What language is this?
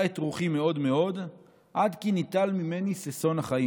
Hebrew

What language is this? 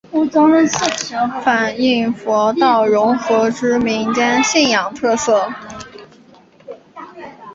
Chinese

